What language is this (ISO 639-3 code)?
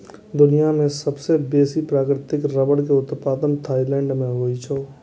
mai